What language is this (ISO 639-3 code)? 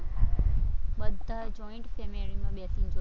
guj